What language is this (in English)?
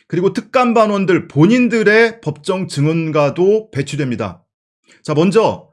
Korean